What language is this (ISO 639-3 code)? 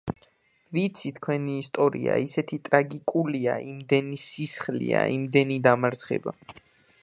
kat